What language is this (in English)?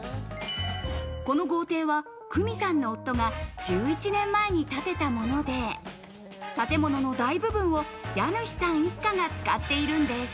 Japanese